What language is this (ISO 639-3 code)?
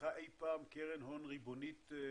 heb